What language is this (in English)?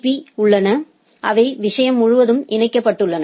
Tamil